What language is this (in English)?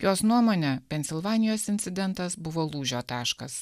Lithuanian